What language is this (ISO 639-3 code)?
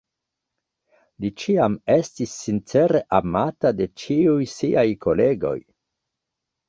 epo